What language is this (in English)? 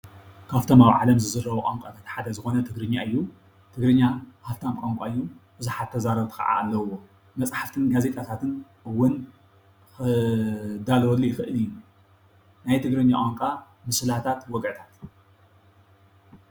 Tigrinya